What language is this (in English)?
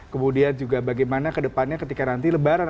Indonesian